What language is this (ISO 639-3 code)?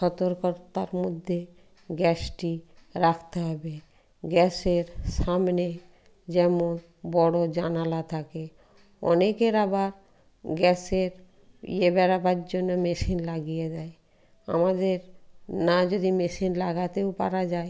ben